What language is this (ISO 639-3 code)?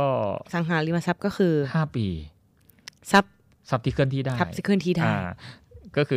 tha